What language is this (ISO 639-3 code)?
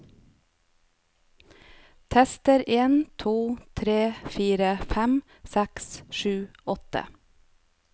nor